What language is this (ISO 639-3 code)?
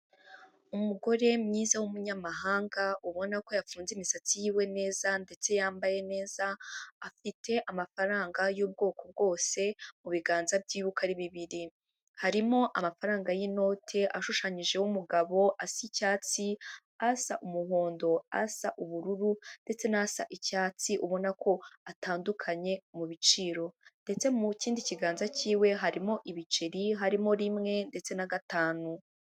kin